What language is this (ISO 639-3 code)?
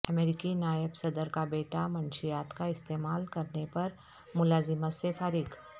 urd